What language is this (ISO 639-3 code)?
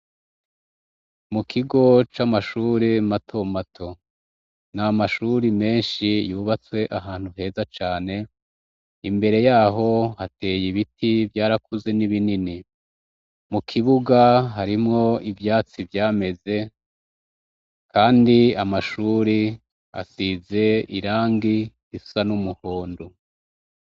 run